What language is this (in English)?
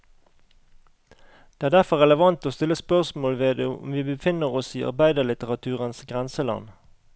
Norwegian